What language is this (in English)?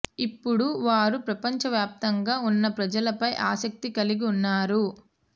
Telugu